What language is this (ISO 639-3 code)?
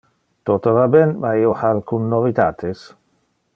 ina